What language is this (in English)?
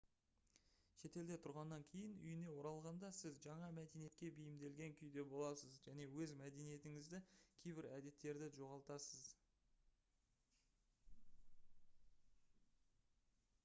Kazakh